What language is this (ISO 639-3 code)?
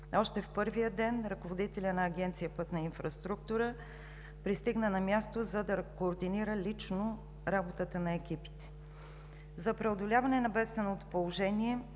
bul